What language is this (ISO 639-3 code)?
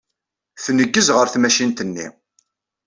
kab